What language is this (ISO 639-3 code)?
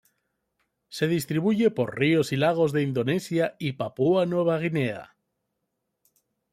spa